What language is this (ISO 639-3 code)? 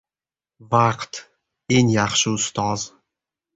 uzb